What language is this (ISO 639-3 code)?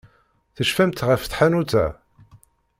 kab